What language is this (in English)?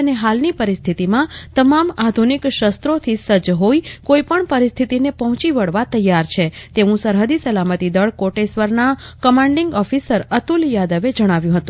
Gujarati